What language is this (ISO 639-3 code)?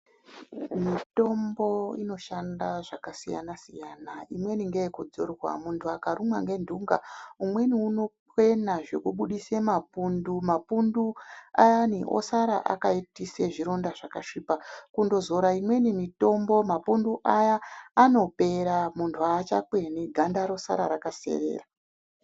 ndc